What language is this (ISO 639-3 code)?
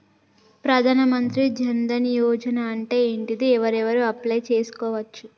tel